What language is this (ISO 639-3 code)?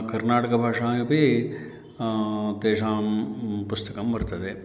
san